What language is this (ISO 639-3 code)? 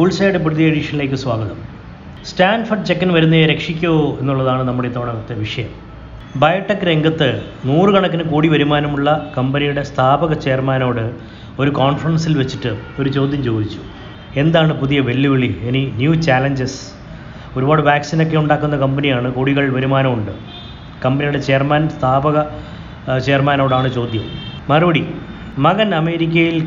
mal